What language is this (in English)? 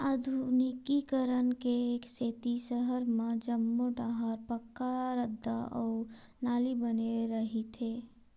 Chhattisgarhi